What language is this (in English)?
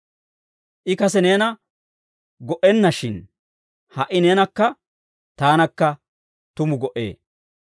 Dawro